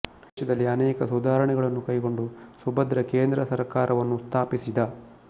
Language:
Kannada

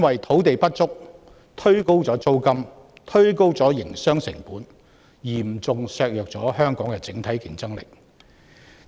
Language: Cantonese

